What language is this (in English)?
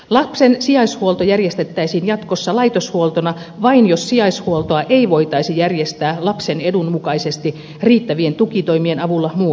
Finnish